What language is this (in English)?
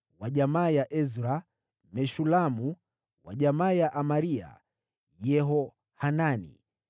Swahili